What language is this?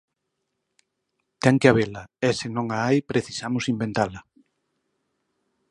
Galician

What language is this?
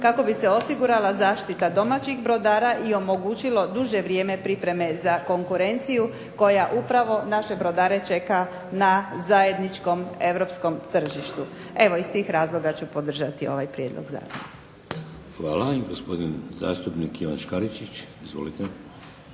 Croatian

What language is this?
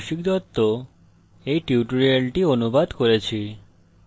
Bangla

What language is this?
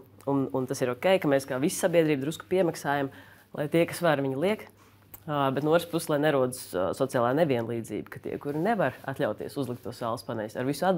Latvian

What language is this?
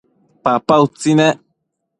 Matsés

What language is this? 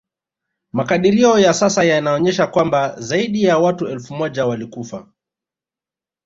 Swahili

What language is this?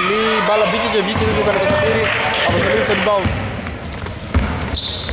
Greek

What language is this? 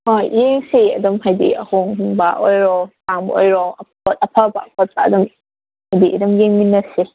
Manipuri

